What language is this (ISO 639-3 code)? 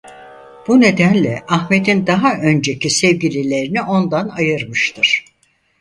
tur